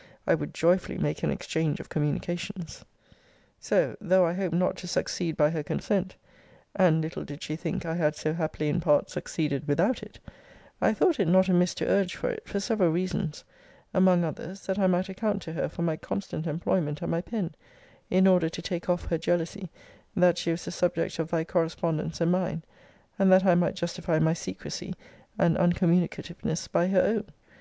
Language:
English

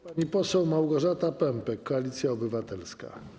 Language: Polish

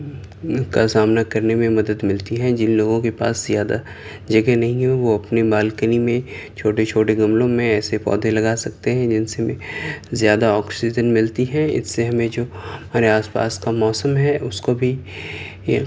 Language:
Urdu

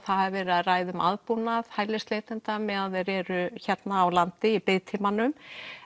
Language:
Icelandic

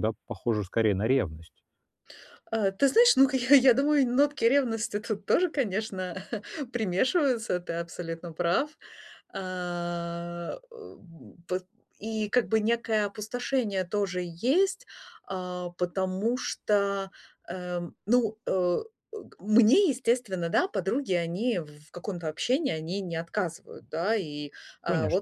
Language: Russian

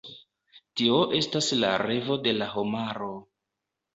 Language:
Esperanto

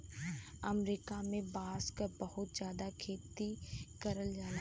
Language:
Bhojpuri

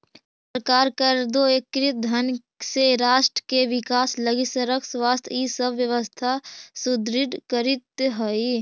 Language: Magahi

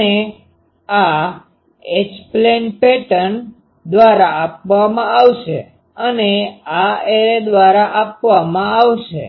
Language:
Gujarati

